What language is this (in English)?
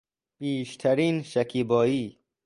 Persian